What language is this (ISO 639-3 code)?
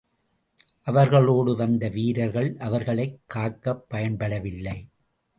tam